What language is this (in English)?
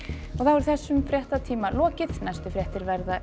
Icelandic